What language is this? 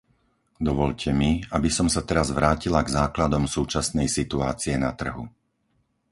Slovak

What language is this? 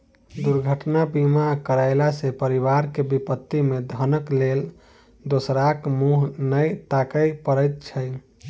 Maithili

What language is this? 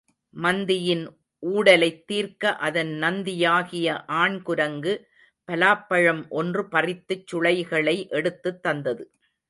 Tamil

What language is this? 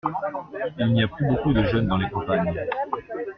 French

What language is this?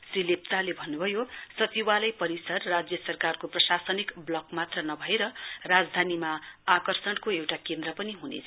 Nepali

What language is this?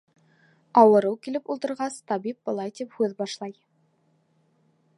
Bashkir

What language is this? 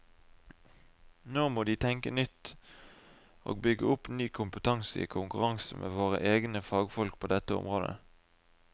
Norwegian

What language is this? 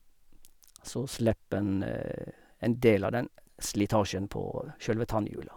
Norwegian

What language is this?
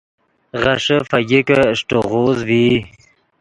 Yidgha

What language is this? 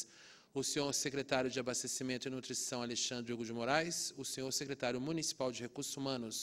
Portuguese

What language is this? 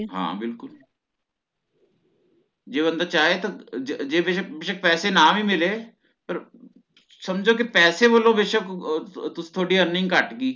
Punjabi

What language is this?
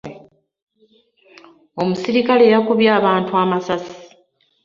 Ganda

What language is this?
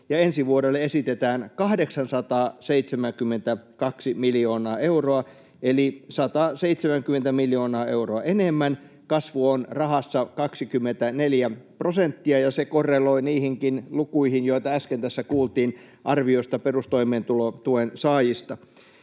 Finnish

